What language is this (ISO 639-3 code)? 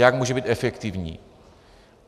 ces